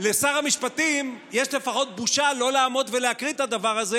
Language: Hebrew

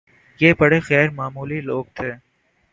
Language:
Urdu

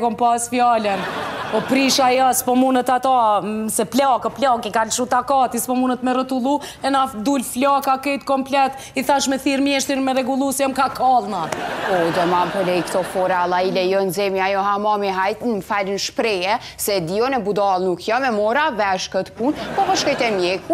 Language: Romanian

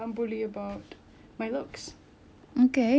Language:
English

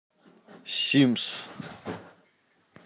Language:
Russian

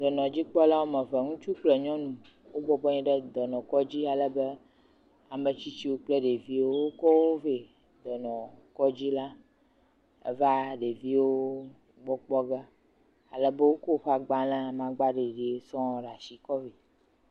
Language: Ewe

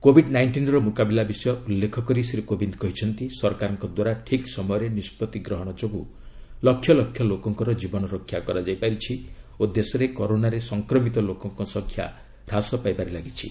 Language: Odia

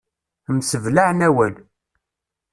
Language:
Kabyle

